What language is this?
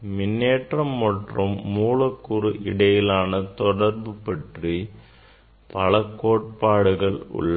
Tamil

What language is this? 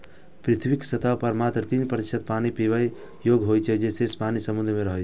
Maithili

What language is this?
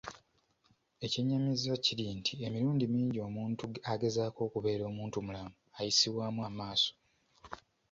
Ganda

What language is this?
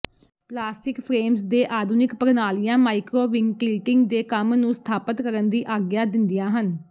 Punjabi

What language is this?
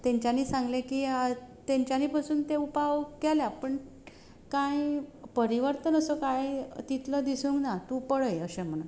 Konkani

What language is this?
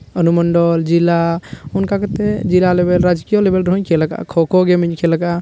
Santali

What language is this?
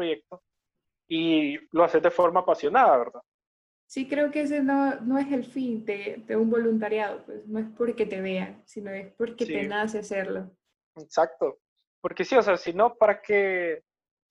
Spanish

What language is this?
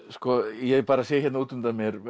Icelandic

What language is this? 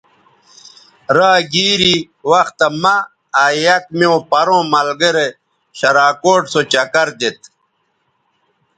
Bateri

